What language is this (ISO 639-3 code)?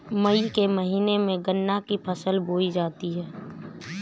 hin